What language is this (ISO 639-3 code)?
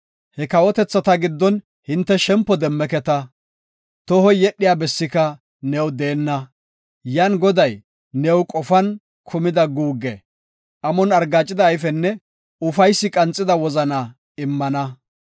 gof